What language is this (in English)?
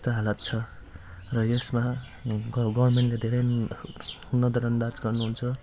Nepali